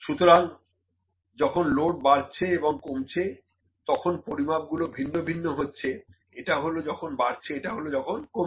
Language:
Bangla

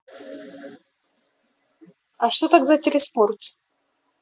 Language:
Russian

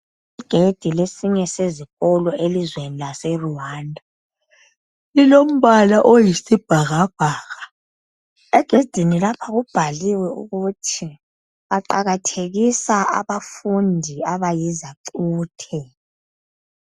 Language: North Ndebele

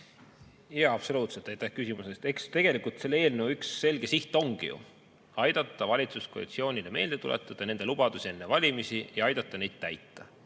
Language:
Estonian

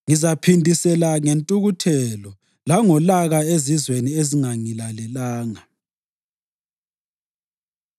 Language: North Ndebele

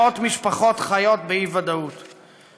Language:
Hebrew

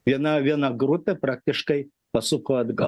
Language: Lithuanian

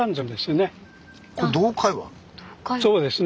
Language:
Japanese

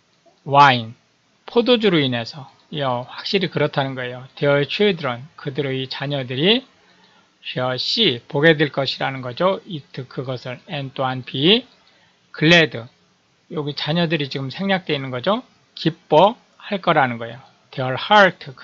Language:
Korean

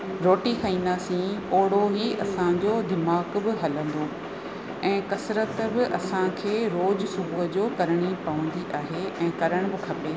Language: Sindhi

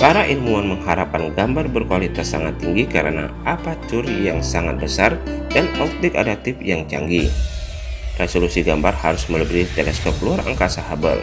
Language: Indonesian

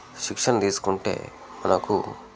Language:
Telugu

